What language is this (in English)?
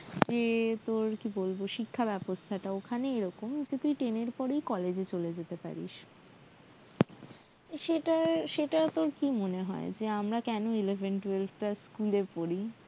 Bangla